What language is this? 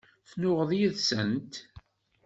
Kabyle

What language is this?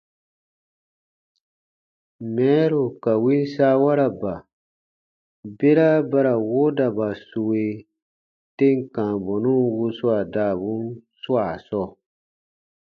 Baatonum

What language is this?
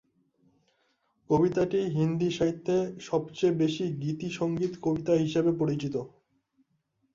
Bangla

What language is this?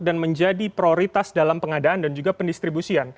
Indonesian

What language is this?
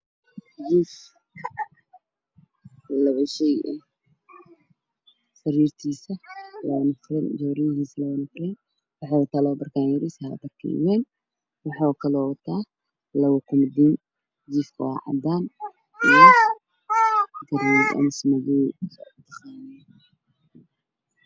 Somali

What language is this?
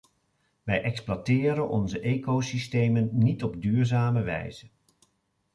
Dutch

